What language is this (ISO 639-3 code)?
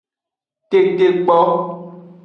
ajg